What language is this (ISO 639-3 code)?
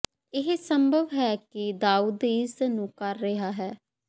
pan